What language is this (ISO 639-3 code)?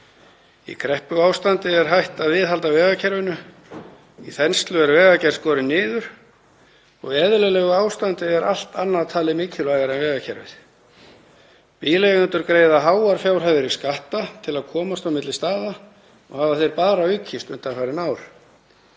isl